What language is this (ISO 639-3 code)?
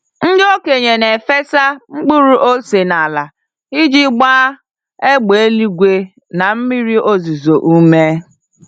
ibo